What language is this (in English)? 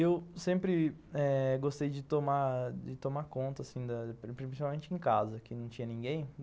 Portuguese